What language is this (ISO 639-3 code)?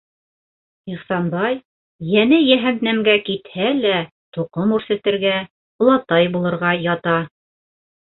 bak